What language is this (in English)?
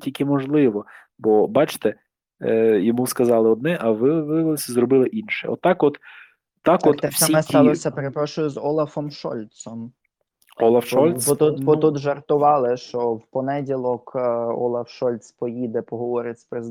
Ukrainian